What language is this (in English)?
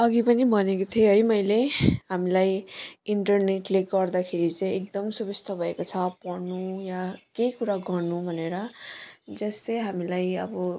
Nepali